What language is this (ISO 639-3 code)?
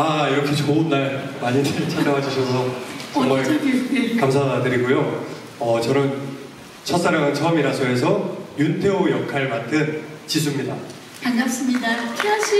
kor